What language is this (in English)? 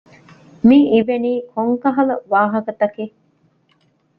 Divehi